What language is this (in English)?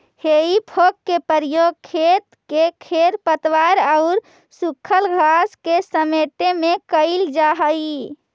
Magahi